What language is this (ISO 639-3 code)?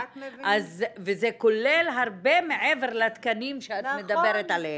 heb